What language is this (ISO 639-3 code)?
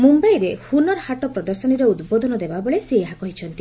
ori